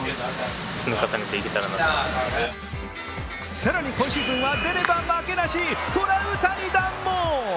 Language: Japanese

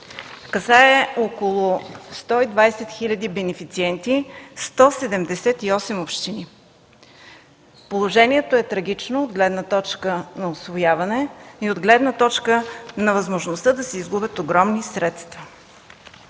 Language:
Bulgarian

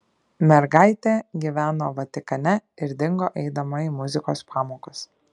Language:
Lithuanian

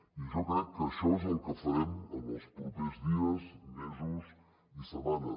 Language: Catalan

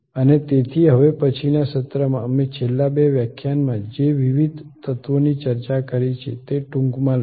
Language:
Gujarati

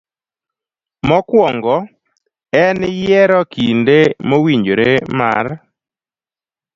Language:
Luo (Kenya and Tanzania)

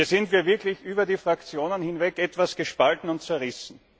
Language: German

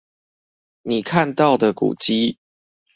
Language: Chinese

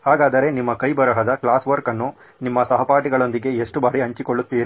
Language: Kannada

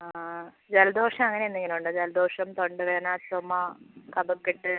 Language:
Malayalam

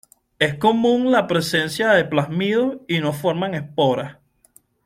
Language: Spanish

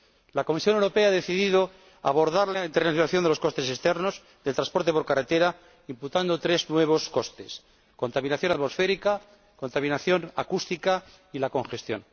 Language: Spanish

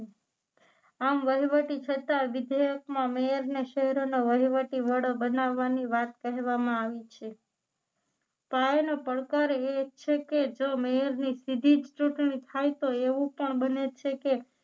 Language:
Gujarati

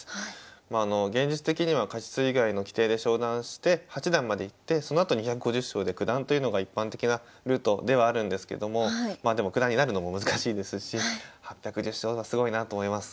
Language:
Japanese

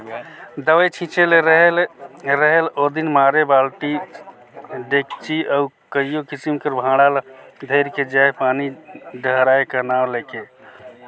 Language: Chhattisgarhi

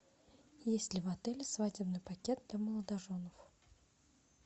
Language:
Russian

